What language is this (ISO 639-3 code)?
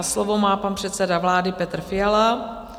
ces